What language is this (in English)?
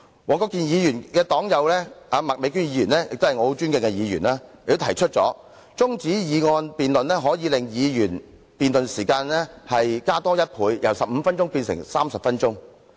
Cantonese